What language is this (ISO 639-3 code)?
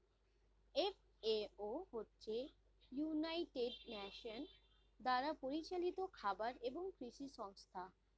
ben